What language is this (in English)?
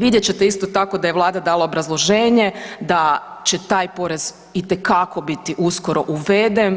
Croatian